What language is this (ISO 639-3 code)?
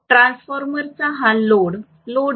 mar